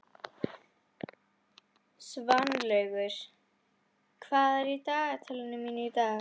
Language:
Icelandic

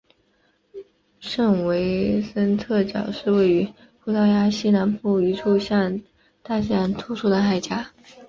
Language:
Chinese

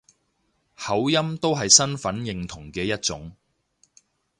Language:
Cantonese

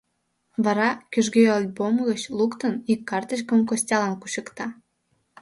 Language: Mari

